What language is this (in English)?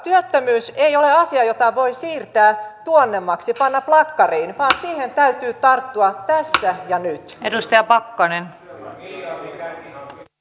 Finnish